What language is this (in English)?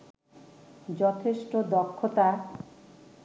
Bangla